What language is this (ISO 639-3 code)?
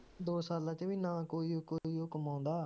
pan